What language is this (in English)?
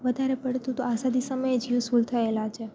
Gujarati